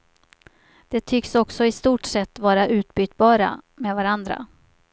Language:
Swedish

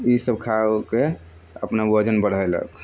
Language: Maithili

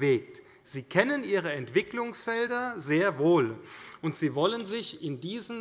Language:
German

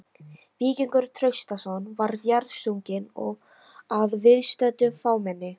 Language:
Icelandic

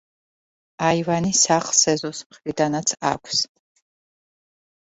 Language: Georgian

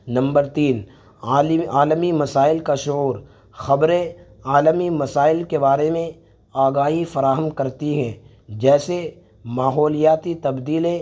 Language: Urdu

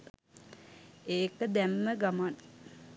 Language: Sinhala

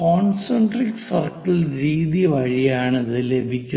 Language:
Malayalam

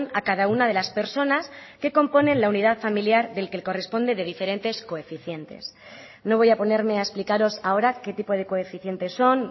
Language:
Spanish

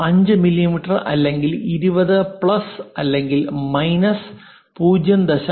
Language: Malayalam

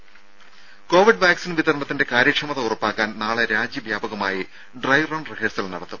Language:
Malayalam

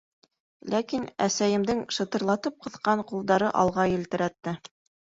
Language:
Bashkir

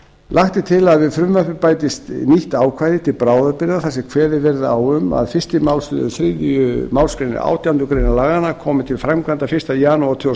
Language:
Icelandic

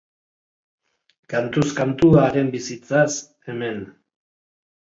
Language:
Basque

